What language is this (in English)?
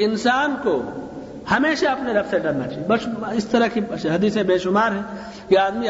Urdu